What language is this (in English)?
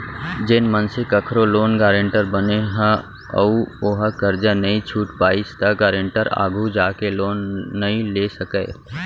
Chhattisgarhi